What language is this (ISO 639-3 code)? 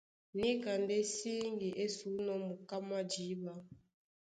dua